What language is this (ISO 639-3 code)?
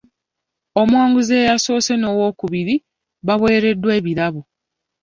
lug